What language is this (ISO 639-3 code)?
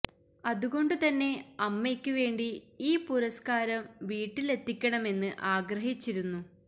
mal